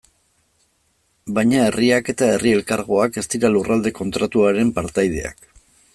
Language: Basque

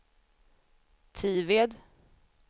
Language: Swedish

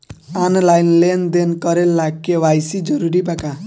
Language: Bhojpuri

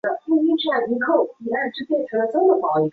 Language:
Chinese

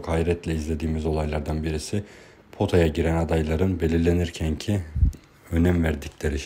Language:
Turkish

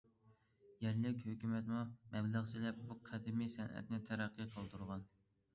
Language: Uyghur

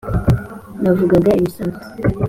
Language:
Kinyarwanda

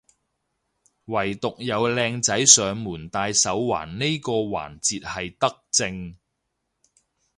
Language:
Cantonese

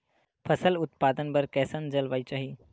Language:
Chhattisgarhi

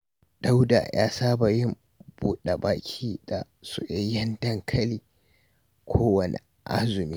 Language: Hausa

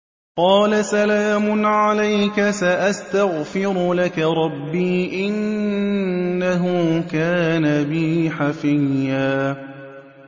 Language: Arabic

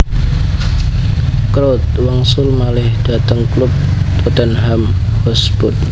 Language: Javanese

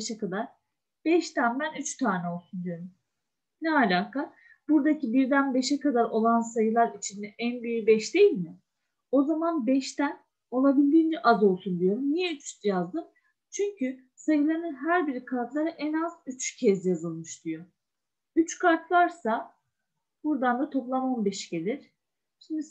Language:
Turkish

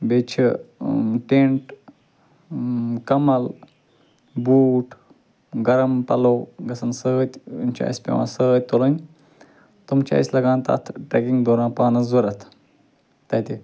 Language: Kashmiri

